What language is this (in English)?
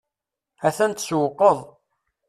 Kabyle